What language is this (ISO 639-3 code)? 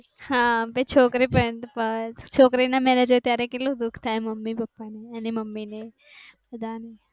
guj